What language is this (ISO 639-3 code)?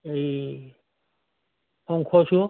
asm